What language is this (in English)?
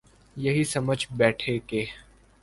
Urdu